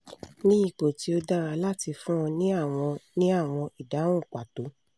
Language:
Yoruba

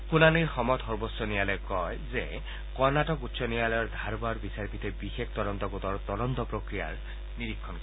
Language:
Assamese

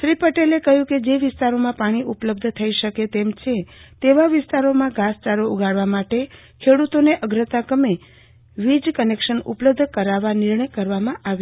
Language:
Gujarati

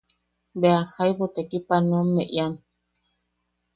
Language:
Yaqui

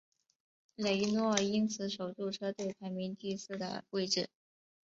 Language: Chinese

